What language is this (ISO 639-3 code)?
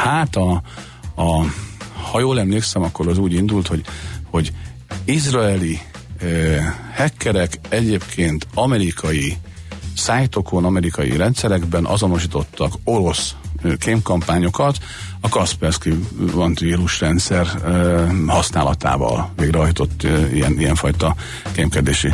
hun